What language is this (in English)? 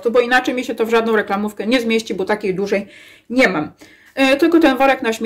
Polish